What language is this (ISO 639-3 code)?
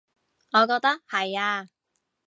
yue